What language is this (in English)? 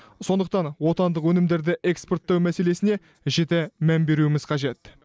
Kazakh